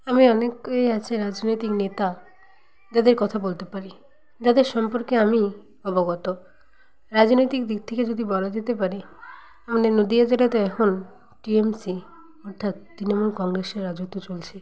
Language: Bangla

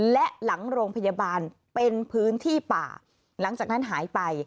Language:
Thai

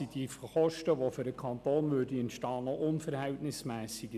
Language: Swiss German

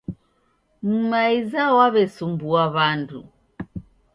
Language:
Taita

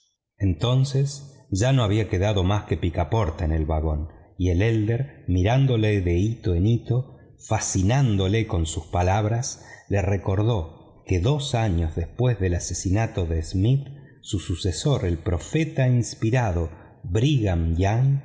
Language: Spanish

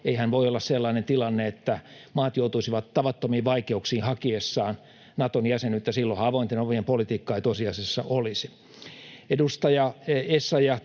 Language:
Finnish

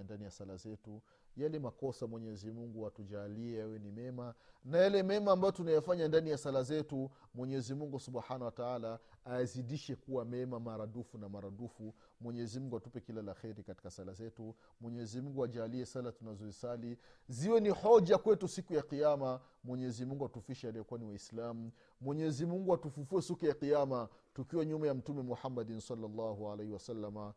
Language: Swahili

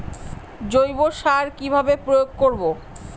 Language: Bangla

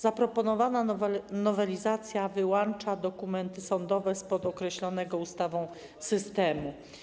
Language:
Polish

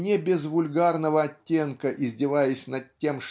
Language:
Russian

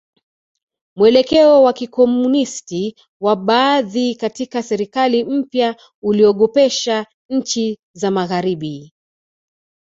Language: Swahili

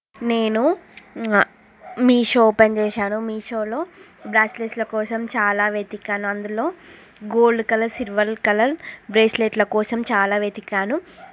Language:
Telugu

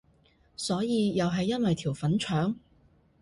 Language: Cantonese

